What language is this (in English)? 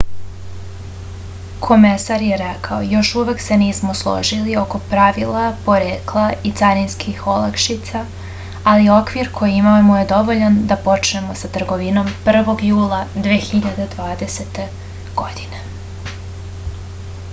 Serbian